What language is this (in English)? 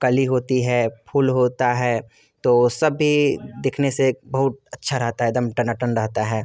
Hindi